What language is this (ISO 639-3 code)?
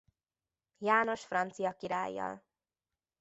hun